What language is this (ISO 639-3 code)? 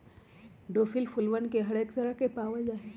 mag